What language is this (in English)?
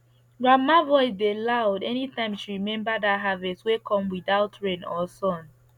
Nigerian Pidgin